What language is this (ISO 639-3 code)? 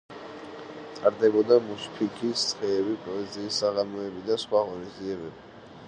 kat